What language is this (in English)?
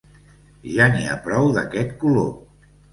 Catalan